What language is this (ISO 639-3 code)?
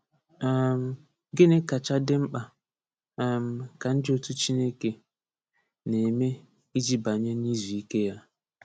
ibo